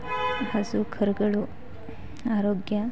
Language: Kannada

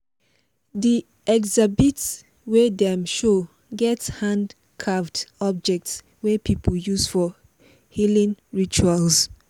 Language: Nigerian Pidgin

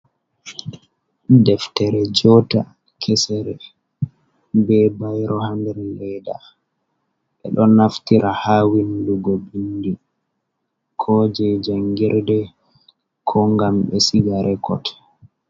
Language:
Fula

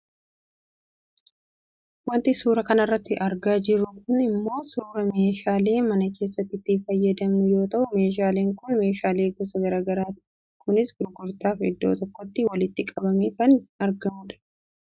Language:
Oromo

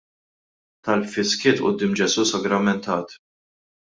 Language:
Maltese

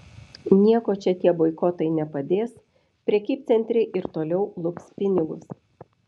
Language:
Lithuanian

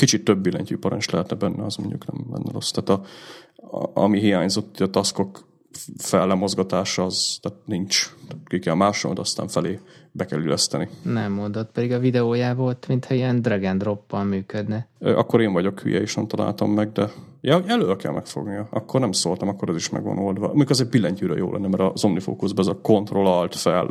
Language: Hungarian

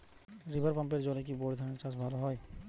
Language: Bangla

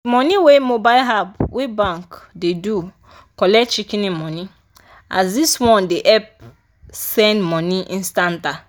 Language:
Nigerian Pidgin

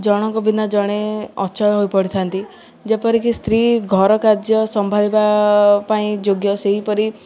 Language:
Odia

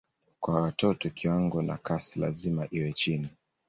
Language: Swahili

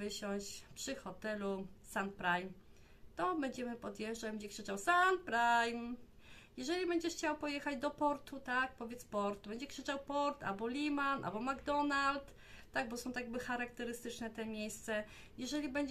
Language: Polish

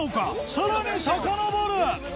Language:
Japanese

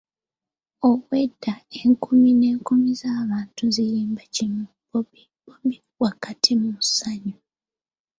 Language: Ganda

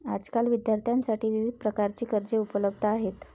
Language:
Marathi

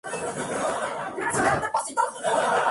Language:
Spanish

